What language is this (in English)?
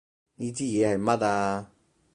Cantonese